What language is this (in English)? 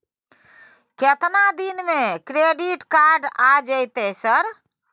Maithili